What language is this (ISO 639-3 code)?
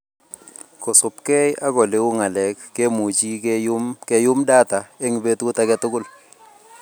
kln